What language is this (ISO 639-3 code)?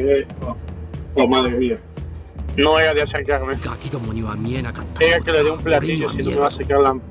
spa